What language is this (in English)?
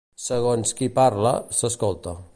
Catalan